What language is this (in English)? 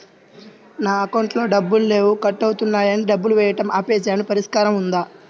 Telugu